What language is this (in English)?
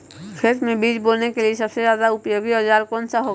Magahi